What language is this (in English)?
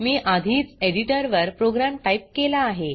Marathi